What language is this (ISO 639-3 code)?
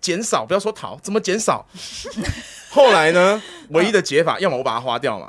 zho